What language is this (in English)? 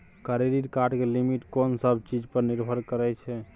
Maithili